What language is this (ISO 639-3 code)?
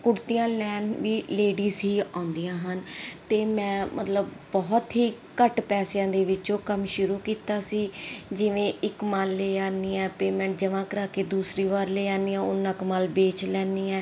pan